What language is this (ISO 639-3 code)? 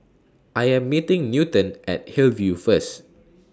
eng